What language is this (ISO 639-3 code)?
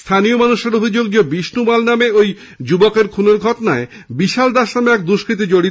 ben